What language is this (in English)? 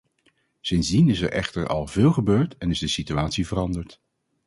Dutch